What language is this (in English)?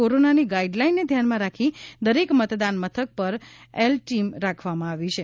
Gujarati